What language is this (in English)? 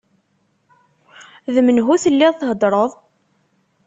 Kabyle